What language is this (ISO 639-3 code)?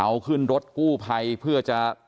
tha